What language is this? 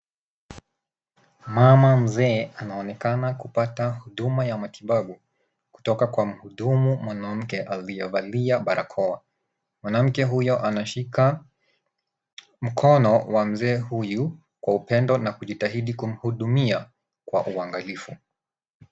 Swahili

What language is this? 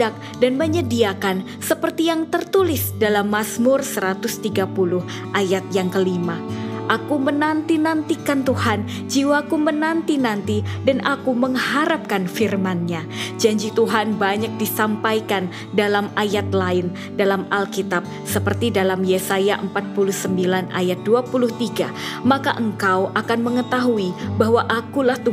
Indonesian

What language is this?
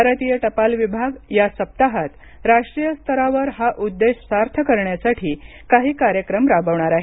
Marathi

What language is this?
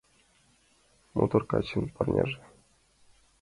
Mari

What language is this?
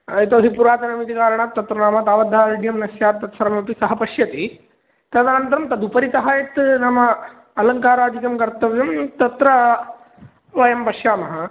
Sanskrit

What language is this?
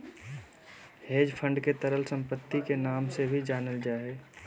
Magahi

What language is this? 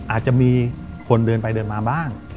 Thai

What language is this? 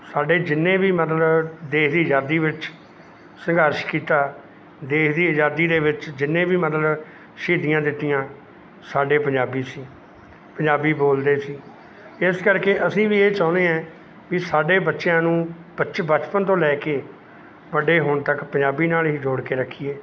Punjabi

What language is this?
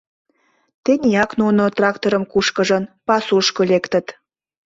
Mari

